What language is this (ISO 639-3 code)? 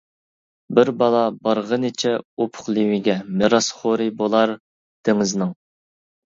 uig